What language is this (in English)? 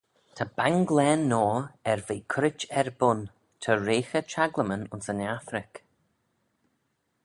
Manx